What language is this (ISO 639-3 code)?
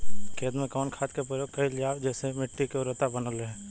bho